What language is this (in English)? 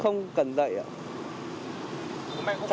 Vietnamese